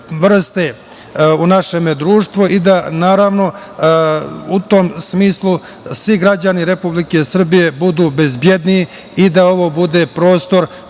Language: Serbian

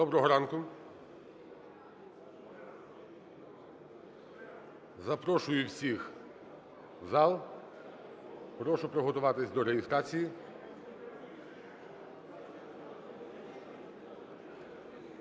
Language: Ukrainian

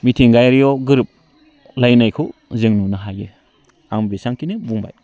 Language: Bodo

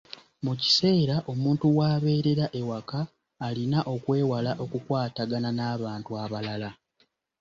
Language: Ganda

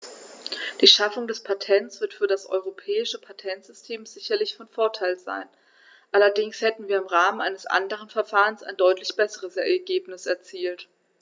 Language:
German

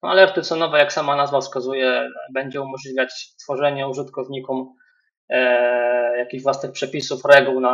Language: Polish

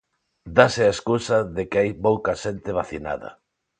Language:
Galician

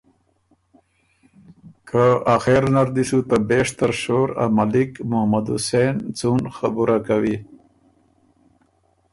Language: Ormuri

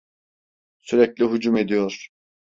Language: Turkish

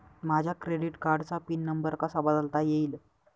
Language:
Marathi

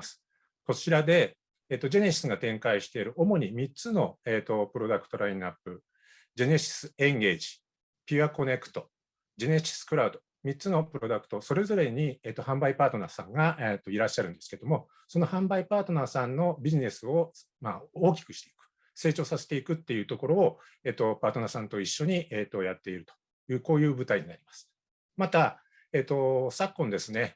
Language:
Japanese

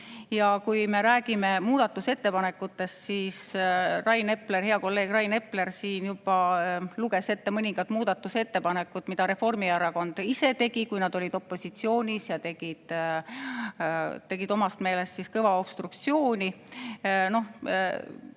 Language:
Estonian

